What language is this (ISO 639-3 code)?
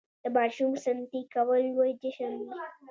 pus